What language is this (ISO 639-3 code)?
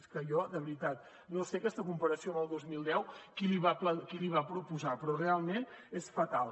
cat